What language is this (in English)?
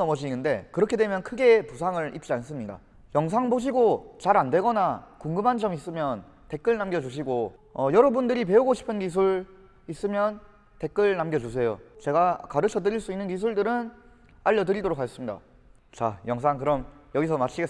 Korean